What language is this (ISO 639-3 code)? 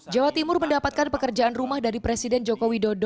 ind